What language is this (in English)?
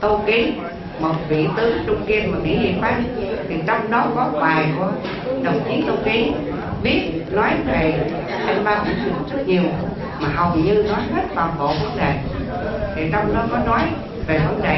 Vietnamese